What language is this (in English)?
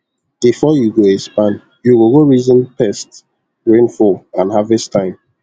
Nigerian Pidgin